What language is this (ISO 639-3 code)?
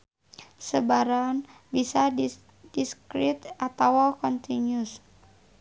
sun